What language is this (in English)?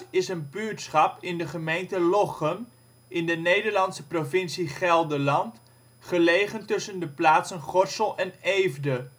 Dutch